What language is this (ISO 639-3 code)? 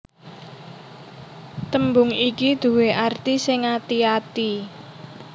jav